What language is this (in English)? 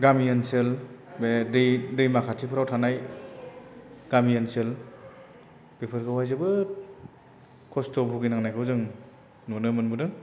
Bodo